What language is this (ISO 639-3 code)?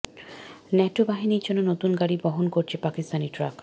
ben